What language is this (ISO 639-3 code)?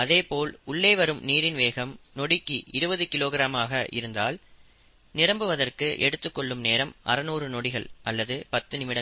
tam